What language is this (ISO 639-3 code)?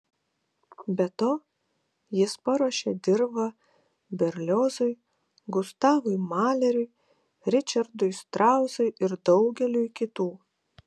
lit